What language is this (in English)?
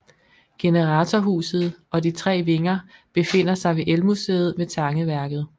Danish